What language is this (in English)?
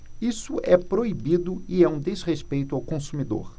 Portuguese